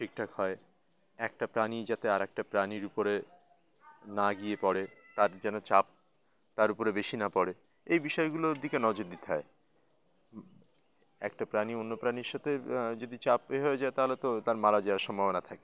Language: Bangla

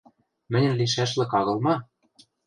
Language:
Western Mari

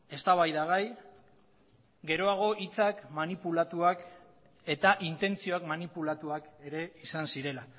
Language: Basque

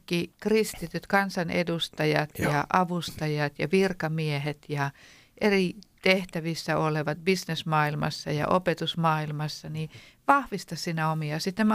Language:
Finnish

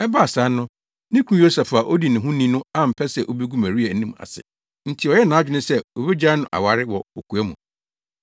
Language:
Akan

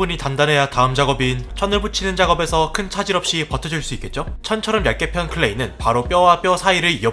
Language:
Korean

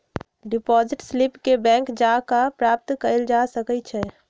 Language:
Magahi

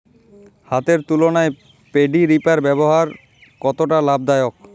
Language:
Bangla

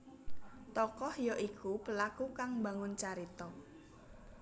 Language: Javanese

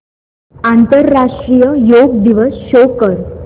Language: Marathi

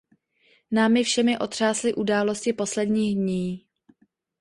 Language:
Czech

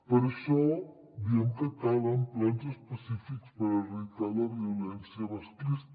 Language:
Catalan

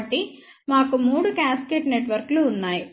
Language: Telugu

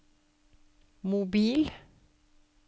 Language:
Norwegian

